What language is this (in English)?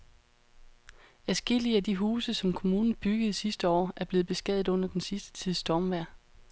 Danish